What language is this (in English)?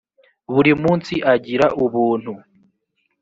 Kinyarwanda